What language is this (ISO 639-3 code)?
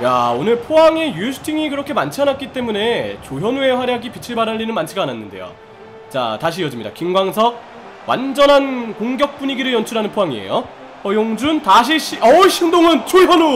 kor